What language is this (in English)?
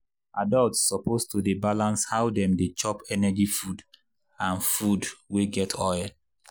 Nigerian Pidgin